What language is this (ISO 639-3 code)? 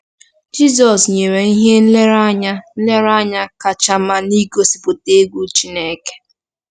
ibo